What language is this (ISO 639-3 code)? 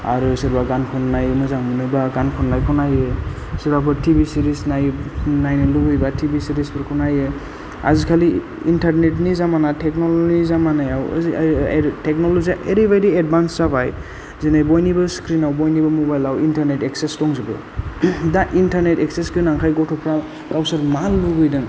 brx